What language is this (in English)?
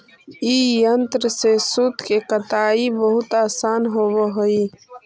Magahi